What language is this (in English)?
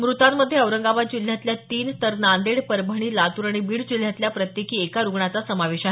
Marathi